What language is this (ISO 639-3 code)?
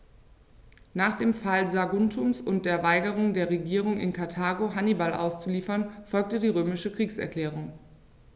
deu